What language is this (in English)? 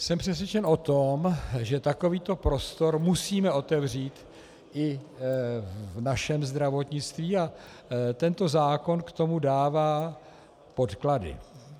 Czech